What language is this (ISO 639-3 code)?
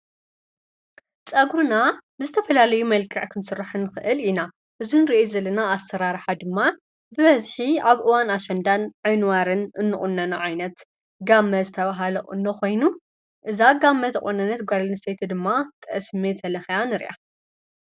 tir